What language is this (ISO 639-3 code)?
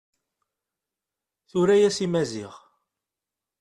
kab